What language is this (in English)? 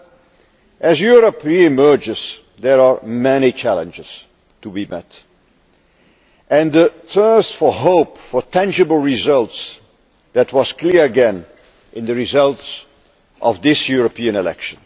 English